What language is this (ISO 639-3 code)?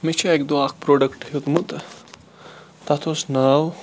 kas